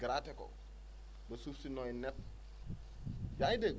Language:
Wolof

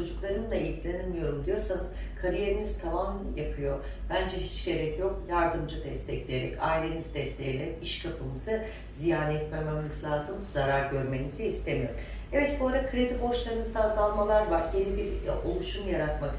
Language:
Turkish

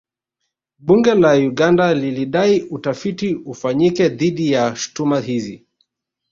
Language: Swahili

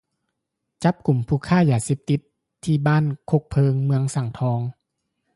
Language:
Lao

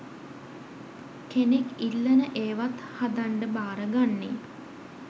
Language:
Sinhala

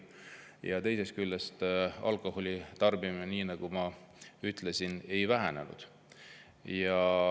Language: Estonian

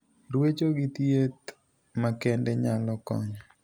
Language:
Luo (Kenya and Tanzania)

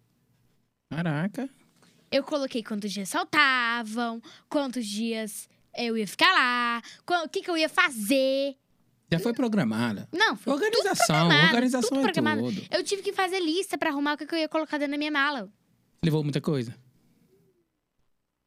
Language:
Portuguese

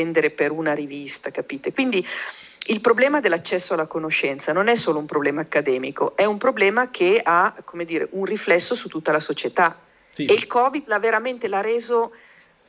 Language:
Italian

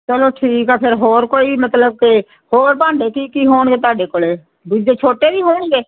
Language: Punjabi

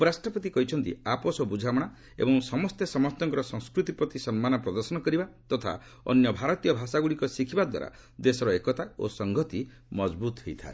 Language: Odia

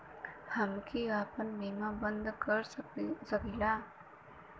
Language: Bhojpuri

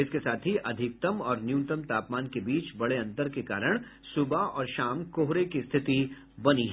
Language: Hindi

